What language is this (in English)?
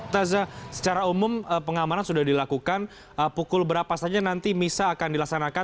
Indonesian